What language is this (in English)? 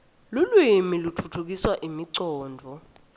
Swati